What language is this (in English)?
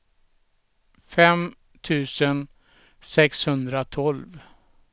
Swedish